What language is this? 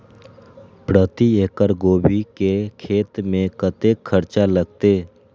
Maithili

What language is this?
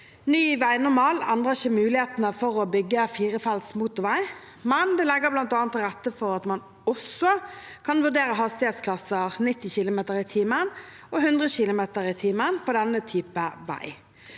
Norwegian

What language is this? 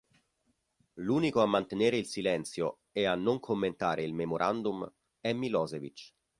Italian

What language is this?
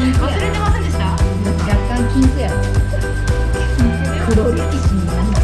Japanese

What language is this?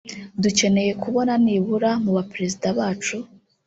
Kinyarwanda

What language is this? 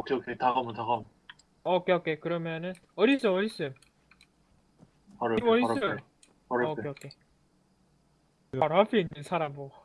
Korean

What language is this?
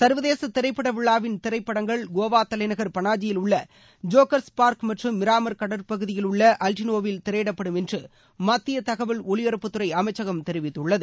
Tamil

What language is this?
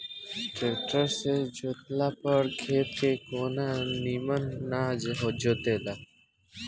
Bhojpuri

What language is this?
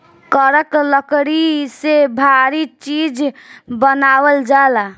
Bhojpuri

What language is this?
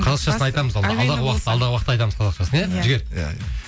Kazakh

